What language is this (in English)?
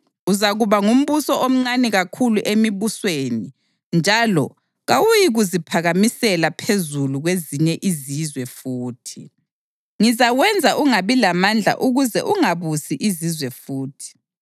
North Ndebele